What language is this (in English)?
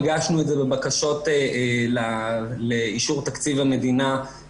Hebrew